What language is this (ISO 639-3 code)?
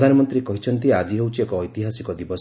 ori